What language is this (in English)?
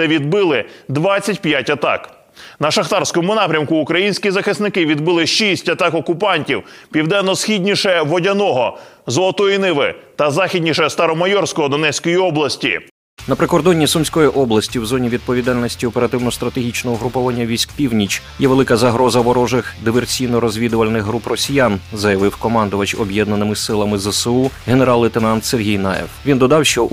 Ukrainian